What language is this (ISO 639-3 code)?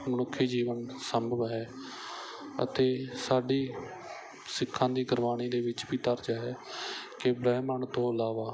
pan